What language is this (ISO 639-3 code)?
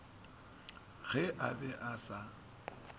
nso